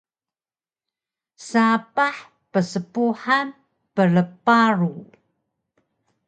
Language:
Taroko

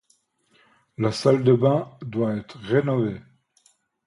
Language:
French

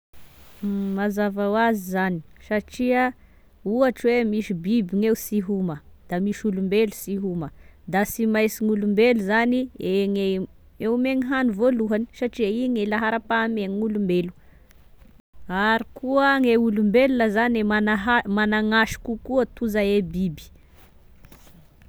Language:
Tesaka Malagasy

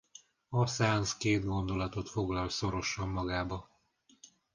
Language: Hungarian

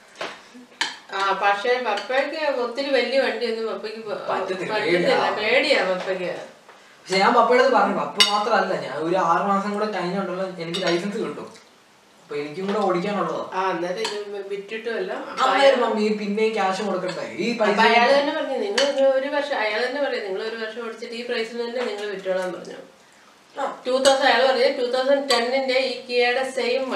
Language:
Malayalam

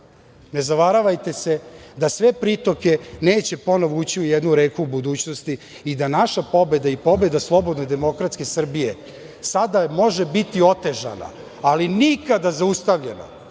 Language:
Serbian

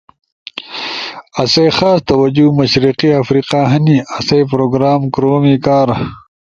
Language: Ushojo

